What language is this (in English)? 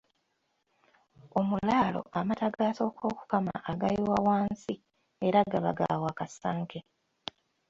Ganda